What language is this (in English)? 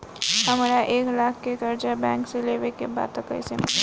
Bhojpuri